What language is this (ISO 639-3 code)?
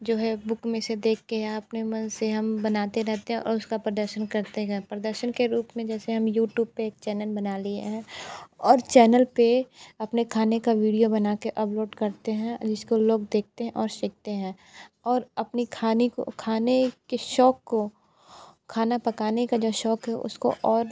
hin